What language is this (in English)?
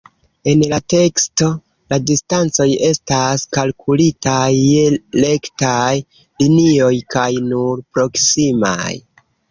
Esperanto